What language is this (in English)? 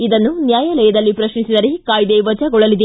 Kannada